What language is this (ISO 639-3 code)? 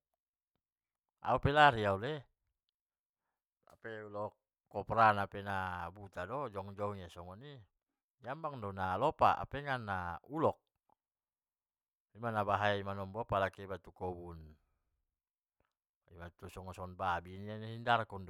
btm